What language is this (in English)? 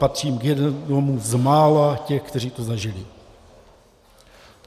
Czech